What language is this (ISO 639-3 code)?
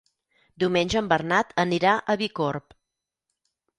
cat